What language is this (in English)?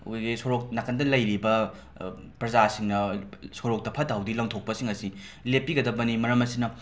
Manipuri